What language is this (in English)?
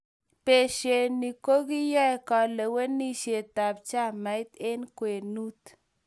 Kalenjin